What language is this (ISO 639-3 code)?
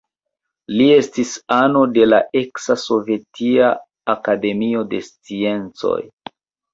epo